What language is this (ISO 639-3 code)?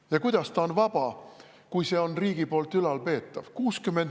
est